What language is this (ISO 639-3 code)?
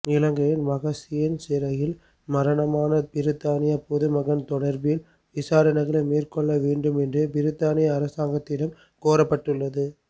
tam